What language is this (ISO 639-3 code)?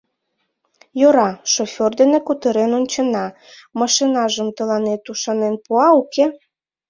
chm